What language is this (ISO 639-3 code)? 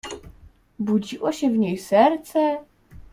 pol